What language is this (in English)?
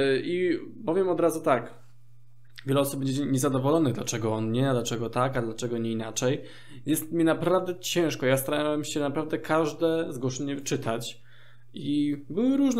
Polish